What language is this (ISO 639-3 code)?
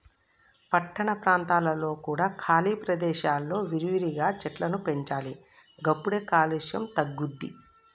tel